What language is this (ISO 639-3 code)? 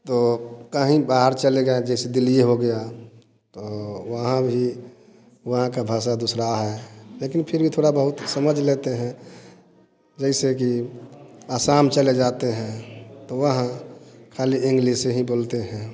hin